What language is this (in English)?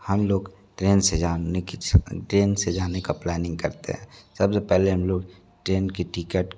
Hindi